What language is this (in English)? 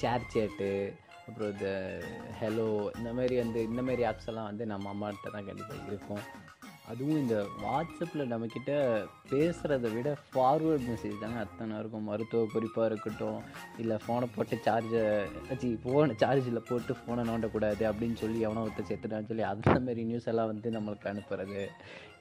Tamil